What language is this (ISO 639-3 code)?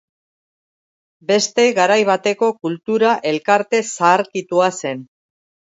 eus